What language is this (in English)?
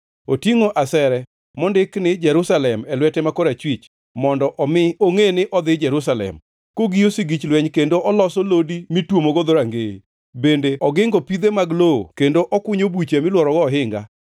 Luo (Kenya and Tanzania)